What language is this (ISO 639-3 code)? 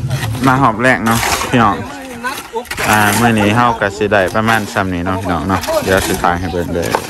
tha